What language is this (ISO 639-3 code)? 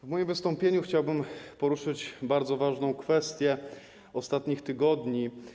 pol